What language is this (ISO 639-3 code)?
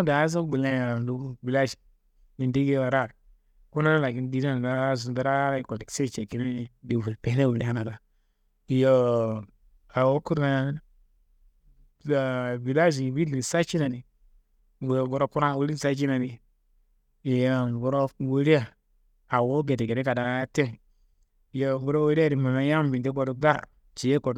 kbl